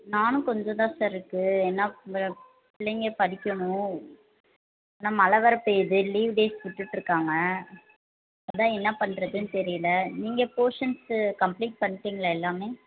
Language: Tamil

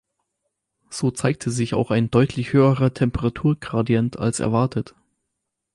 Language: German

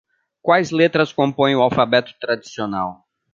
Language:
Portuguese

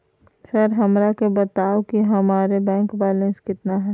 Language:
Magahi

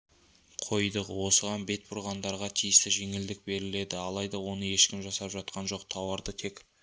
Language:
Kazakh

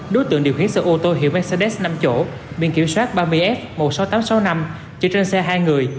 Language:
Vietnamese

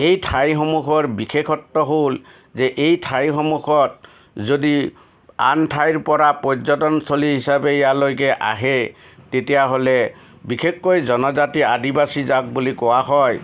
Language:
Assamese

